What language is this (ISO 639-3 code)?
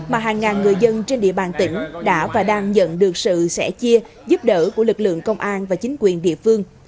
vie